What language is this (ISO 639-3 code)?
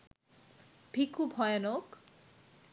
ben